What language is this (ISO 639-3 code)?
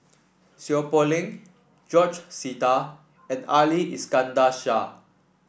eng